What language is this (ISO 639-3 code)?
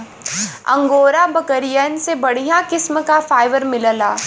bho